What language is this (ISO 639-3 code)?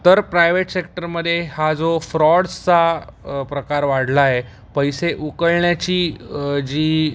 mar